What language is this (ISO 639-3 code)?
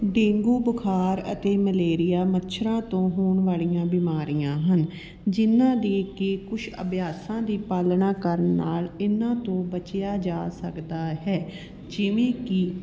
pan